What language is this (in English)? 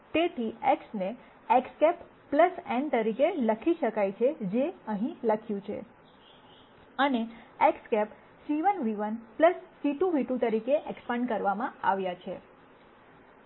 Gujarati